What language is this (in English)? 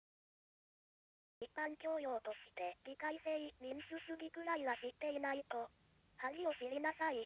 Japanese